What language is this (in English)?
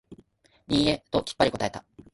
Japanese